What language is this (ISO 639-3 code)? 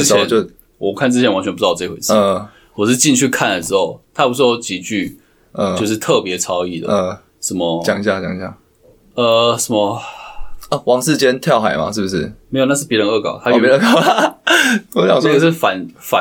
zho